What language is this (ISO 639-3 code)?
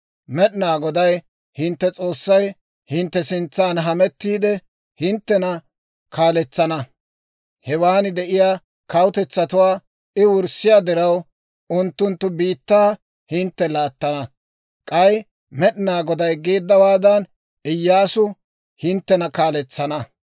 dwr